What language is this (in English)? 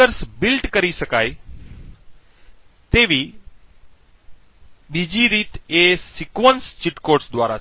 Gujarati